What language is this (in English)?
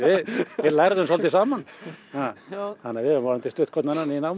Icelandic